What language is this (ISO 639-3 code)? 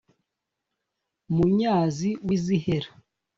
kin